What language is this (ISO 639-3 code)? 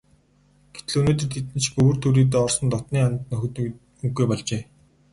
mon